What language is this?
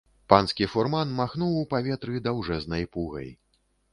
Belarusian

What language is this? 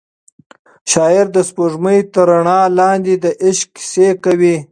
Pashto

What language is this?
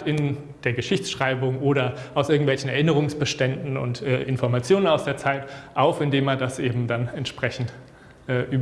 German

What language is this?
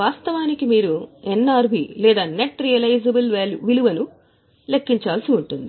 Telugu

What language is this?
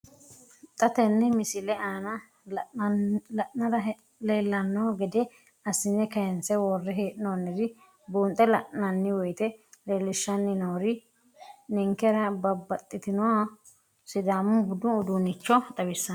Sidamo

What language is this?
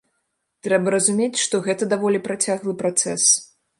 Belarusian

